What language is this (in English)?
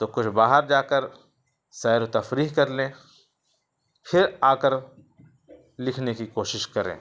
Urdu